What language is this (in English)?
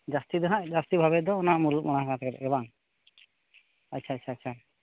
Santali